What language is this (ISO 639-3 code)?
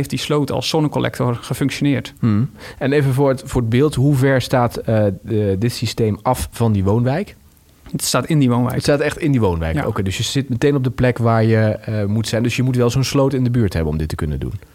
nld